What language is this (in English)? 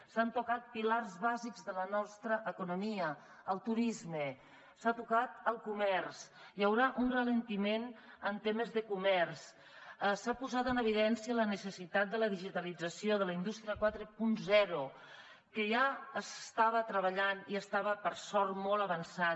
Catalan